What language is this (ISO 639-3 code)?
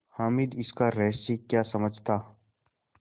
hin